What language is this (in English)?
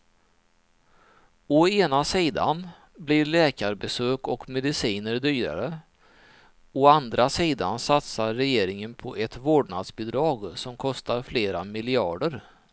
Swedish